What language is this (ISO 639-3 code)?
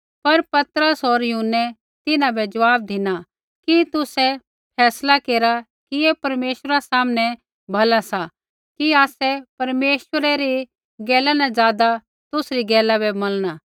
kfx